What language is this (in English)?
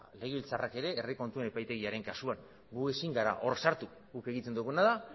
Basque